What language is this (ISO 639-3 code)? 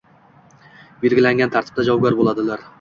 uzb